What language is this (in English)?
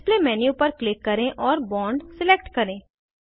Hindi